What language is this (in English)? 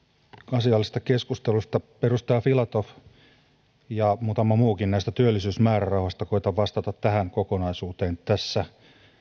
Finnish